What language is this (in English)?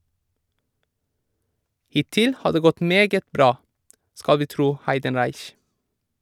Norwegian